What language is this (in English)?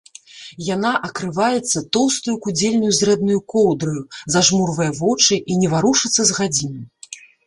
Belarusian